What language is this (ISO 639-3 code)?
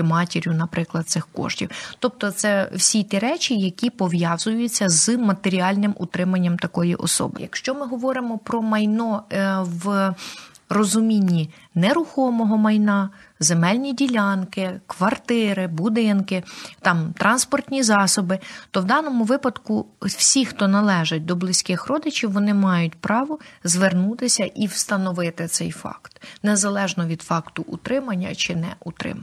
ukr